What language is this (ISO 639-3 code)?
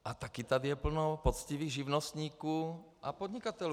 ces